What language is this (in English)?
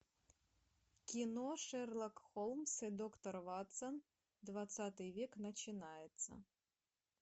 Russian